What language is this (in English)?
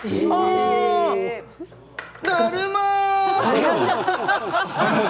Japanese